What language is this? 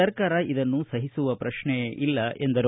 Kannada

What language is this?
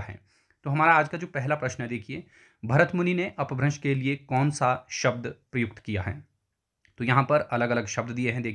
Hindi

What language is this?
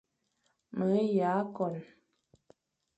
Fang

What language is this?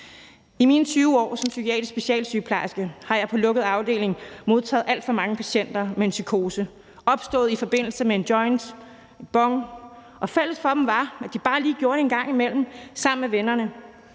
Danish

